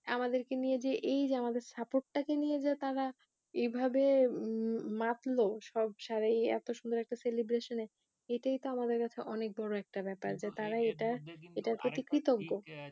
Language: Bangla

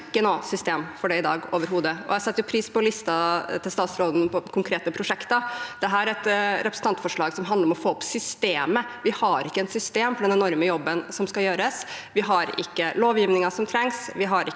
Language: Norwegian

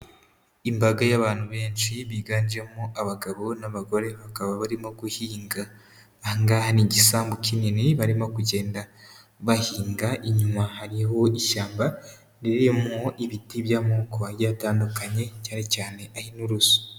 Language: Kinyarwanda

